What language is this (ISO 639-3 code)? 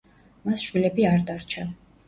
kat